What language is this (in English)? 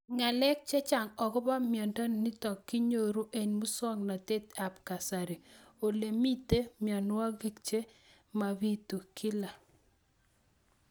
Kalenjin